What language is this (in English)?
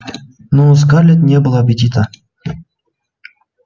Russian